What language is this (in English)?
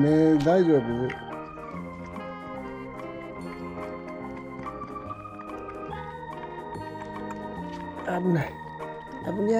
Japanese